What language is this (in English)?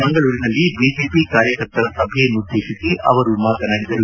Kannada